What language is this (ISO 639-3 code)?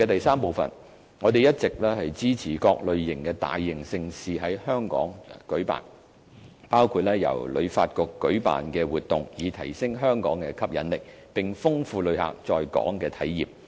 yue